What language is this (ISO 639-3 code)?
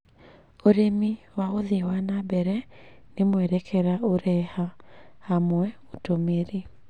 kik